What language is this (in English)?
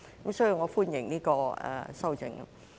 Cantonese